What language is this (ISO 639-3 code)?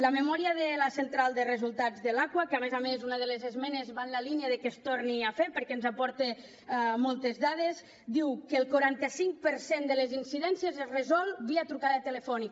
cat